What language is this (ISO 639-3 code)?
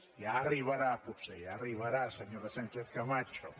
cat